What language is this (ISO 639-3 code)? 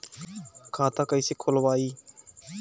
bho